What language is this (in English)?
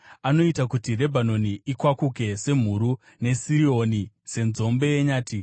Shona